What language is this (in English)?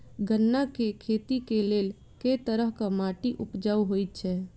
Maithili